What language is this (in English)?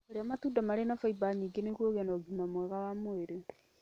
Kikuyu